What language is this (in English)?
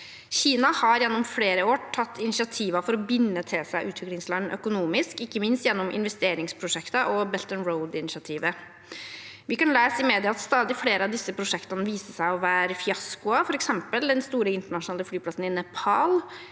Norwegian